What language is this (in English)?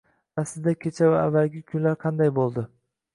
Uzbek